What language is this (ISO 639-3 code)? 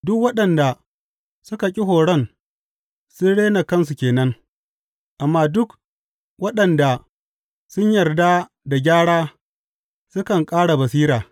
hau